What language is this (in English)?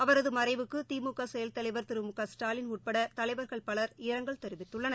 Tamil